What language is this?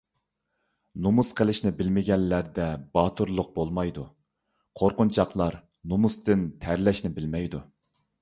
Uyghur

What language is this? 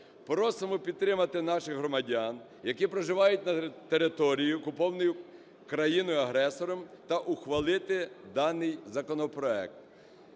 Ukrainian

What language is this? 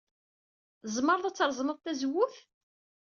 Kabyle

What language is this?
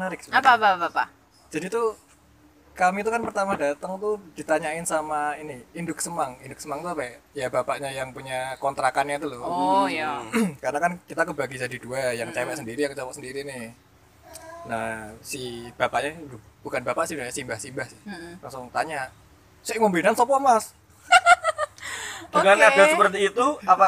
Indonesian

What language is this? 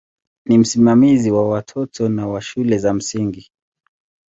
Swahili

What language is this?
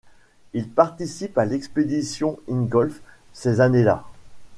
French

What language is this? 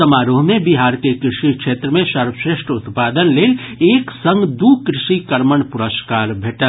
Maithili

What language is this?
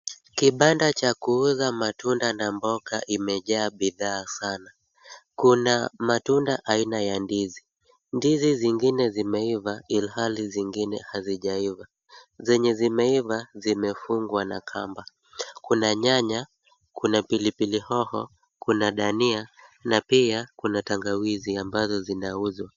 Swahili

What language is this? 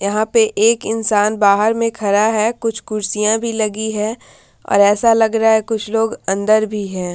Hindi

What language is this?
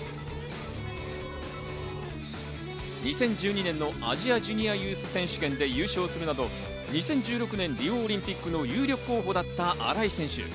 Japanese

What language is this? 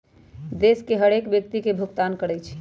Magahi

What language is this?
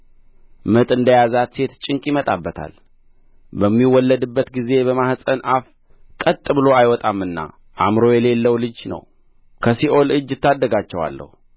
Amharic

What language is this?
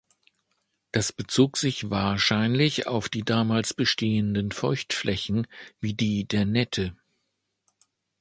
German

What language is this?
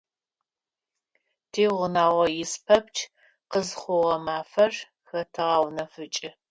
Adyghe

